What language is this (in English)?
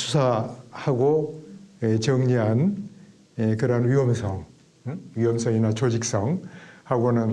Korean